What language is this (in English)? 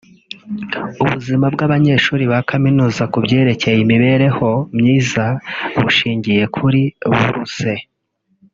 Kinyarwanda